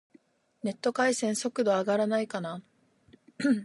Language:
Japanese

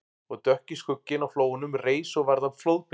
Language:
Icelandic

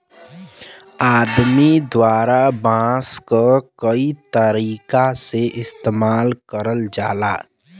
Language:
Bhojpuri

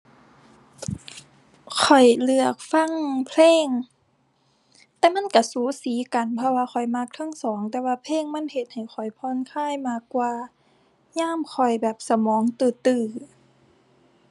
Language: Thai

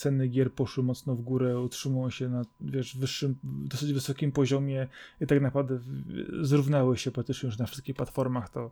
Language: Polish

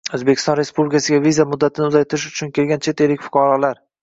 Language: Uzbek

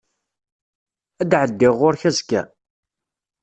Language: Kabyle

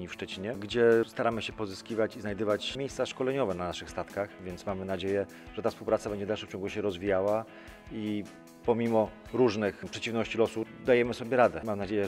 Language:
Polish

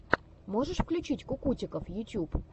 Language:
Russian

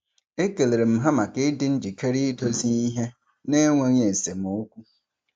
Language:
Igbo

